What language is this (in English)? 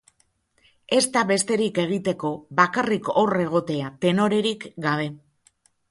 Basque